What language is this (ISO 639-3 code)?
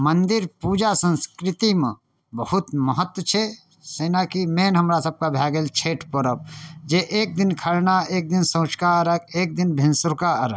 mai